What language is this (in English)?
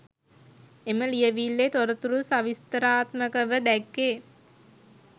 Sinhala